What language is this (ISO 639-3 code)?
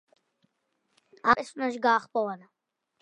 kat